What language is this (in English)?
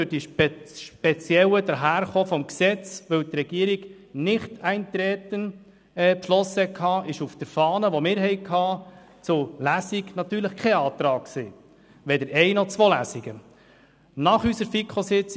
Swiss German